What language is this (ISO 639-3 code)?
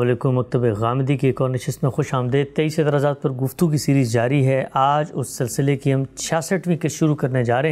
urd